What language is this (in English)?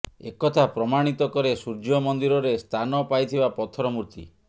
Odia